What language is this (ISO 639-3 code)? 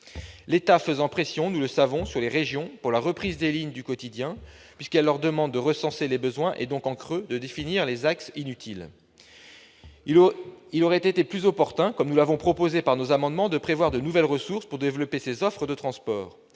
fra